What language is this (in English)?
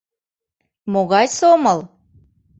Mari